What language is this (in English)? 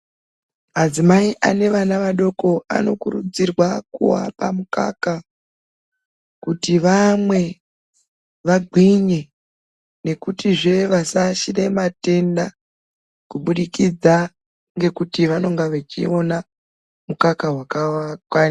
Ndau